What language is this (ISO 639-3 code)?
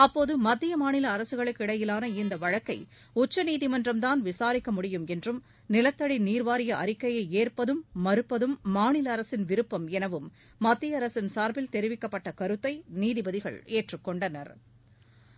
tam